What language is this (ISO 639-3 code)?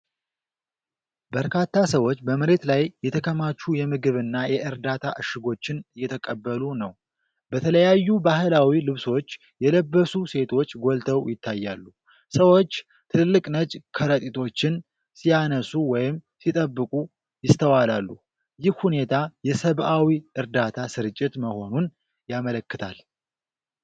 amh